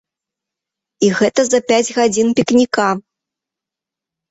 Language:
Belarusian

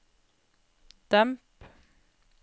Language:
Norwegian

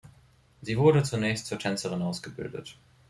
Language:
German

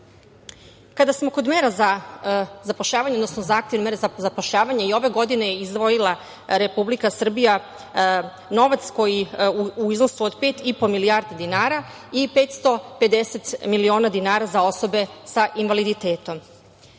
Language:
Serbian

